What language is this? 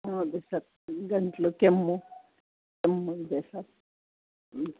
Kannada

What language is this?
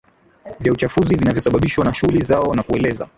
Swahili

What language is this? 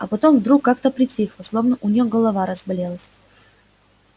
Russian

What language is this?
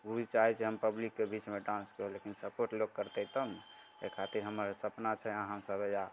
Maithili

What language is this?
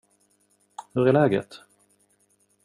Swedish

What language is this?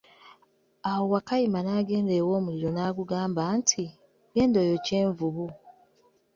Ganda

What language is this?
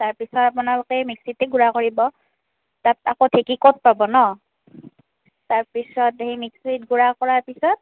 Assamese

